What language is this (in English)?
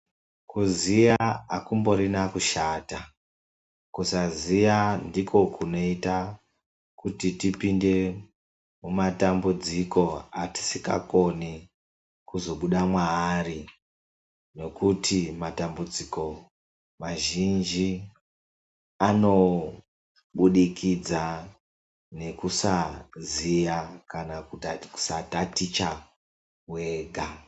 Ndau